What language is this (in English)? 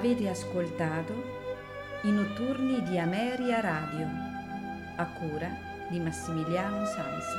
Italian